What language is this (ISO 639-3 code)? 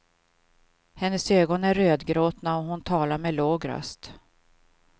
swe